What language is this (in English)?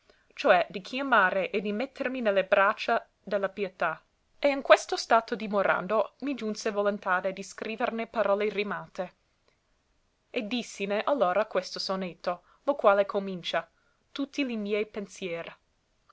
Italian